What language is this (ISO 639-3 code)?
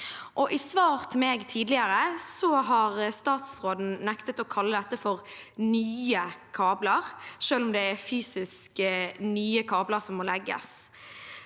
nor